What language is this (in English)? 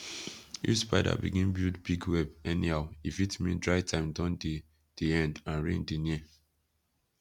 Nigerian Pidgin